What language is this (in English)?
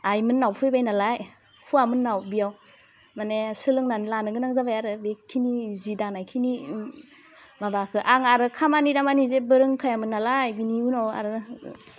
Bodo